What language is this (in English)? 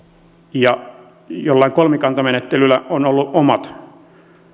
Finnish